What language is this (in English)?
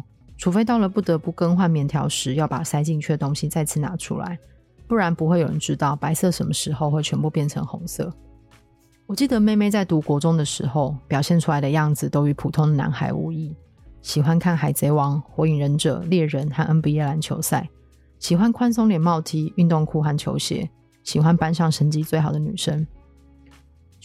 Chinese